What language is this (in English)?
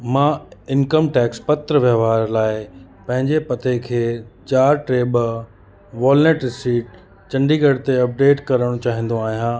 Sindhi